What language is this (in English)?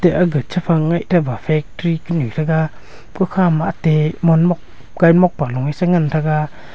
Wancho Naga